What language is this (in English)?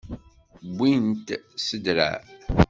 Kabyle